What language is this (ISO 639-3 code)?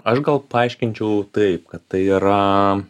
lit